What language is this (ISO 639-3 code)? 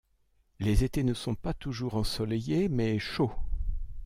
fra